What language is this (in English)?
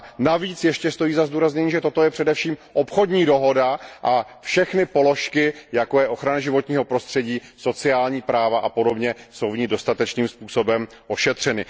Czech